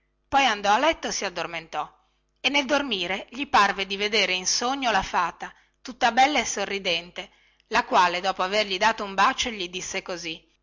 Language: Italian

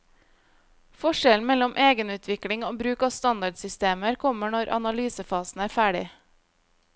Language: Norwegian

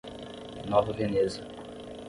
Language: Portuguese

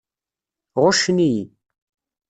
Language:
Kabyle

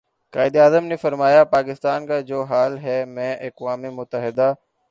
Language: Urdu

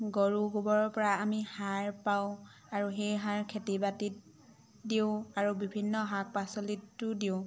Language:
Assamese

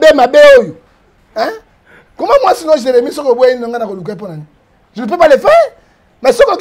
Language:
French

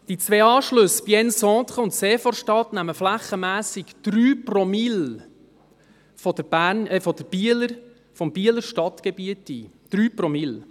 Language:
Swiss German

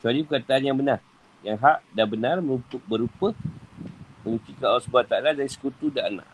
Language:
Malay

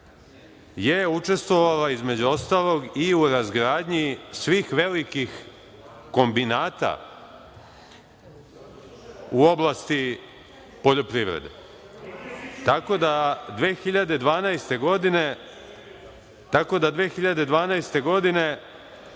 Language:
Serbian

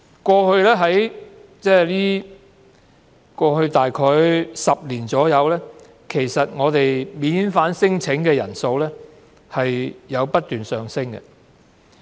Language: Cantonese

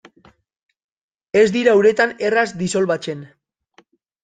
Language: Basque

